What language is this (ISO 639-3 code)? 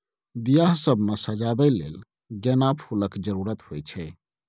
mai